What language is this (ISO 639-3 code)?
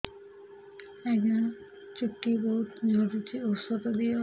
ori